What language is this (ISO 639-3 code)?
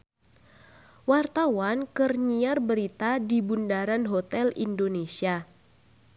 sun